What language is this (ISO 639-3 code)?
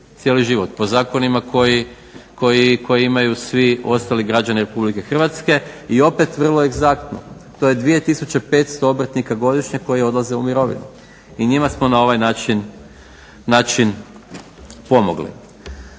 hrv